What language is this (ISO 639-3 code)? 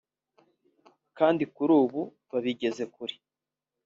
kin